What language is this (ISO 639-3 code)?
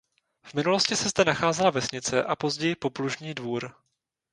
ces